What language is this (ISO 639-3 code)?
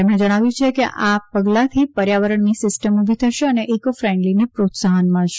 guj